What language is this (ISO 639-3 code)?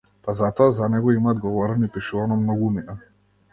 mkd